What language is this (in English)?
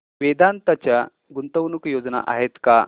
Marathi